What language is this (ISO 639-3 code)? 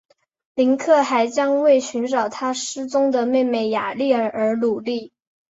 zho